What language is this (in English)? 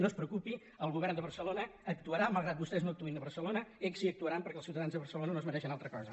Catalan